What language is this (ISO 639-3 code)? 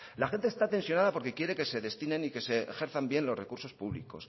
spa